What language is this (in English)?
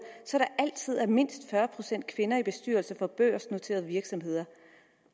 Danish